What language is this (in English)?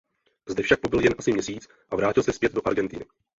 Czech